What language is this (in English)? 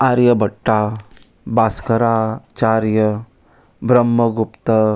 Konkani